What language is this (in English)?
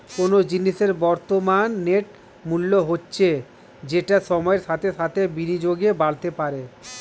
Bangla